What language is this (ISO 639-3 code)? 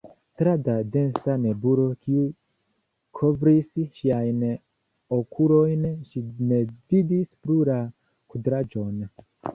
epo